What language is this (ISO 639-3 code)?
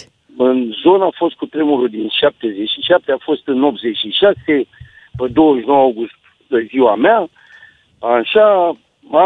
ron